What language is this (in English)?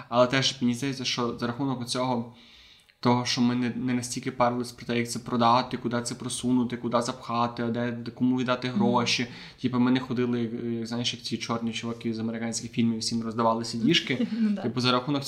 Ukrainian